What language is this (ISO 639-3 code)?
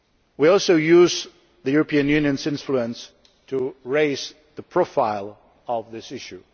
eng